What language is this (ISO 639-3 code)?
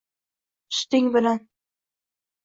uzb